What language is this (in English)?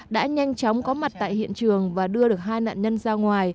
Vietnamese